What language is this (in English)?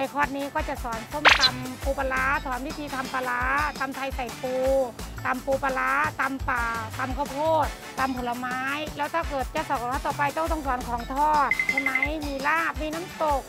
Thai